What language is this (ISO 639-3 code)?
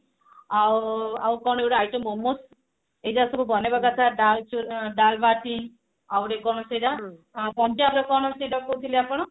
ori